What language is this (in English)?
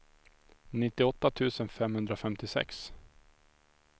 Swedish